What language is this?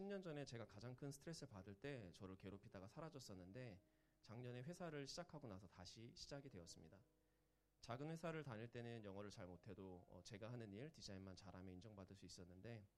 Korean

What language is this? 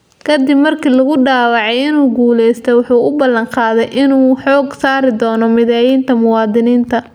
Somali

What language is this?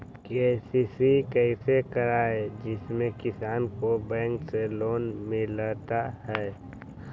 Magahi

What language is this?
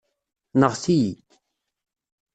Kabyle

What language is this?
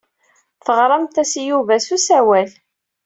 Kabyle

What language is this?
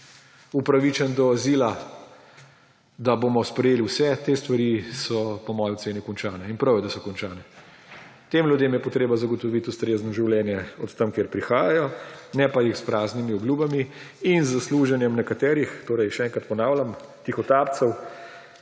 Slovenian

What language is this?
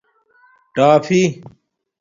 Domaaki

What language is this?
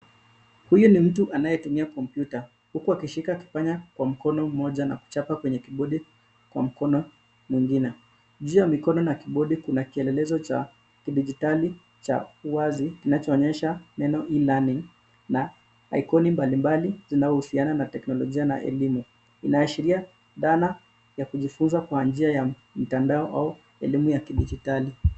Swahili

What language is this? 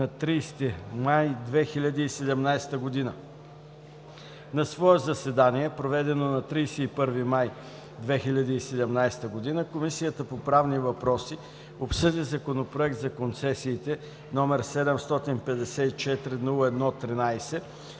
Bulgarian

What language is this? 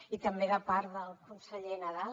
Catalan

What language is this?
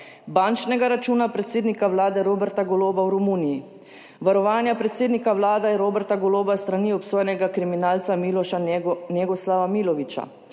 Slovenian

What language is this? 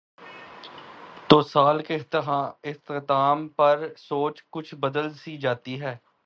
Urdu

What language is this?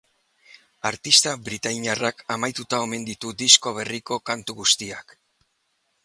Basque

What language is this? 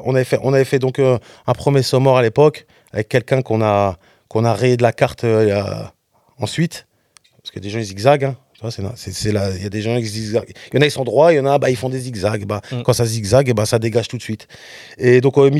French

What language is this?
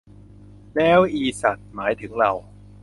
Thai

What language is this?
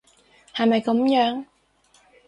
Cantonese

